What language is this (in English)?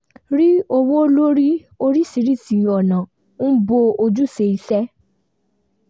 Yoruba